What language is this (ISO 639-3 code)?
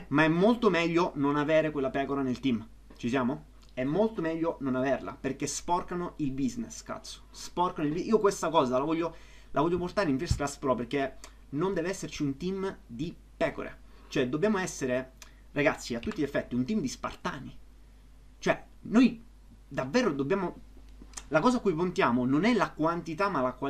ita